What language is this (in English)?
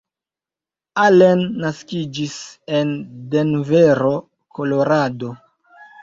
Esperanto